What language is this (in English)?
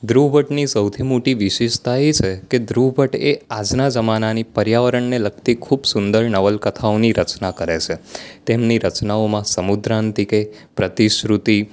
Gujarati